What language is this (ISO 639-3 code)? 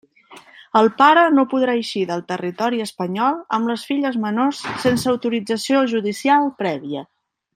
cat